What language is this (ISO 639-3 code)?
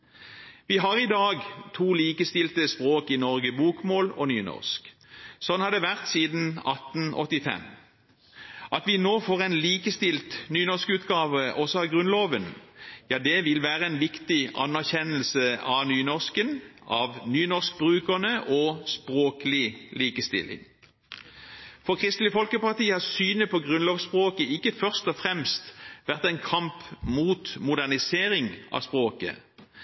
nob